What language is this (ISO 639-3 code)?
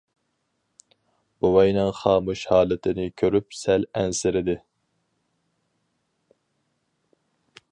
uig